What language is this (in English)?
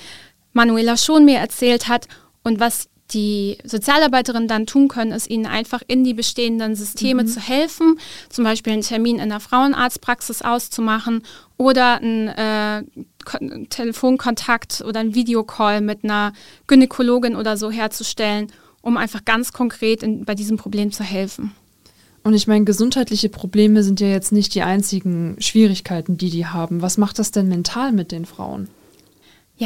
German